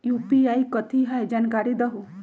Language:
Magahi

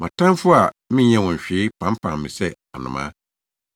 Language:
Akan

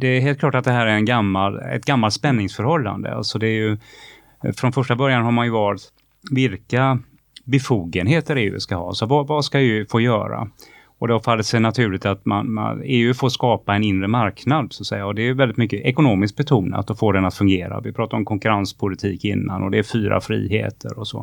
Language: Swedish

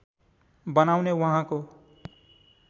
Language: Nepali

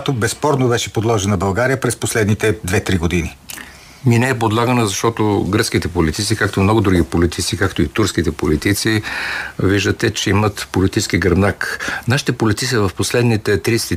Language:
Bulgarian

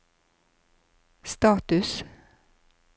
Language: Norwegian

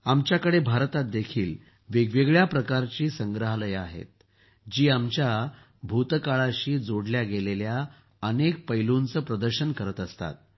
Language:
Marathi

